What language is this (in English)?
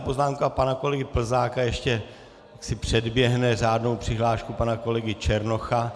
Czech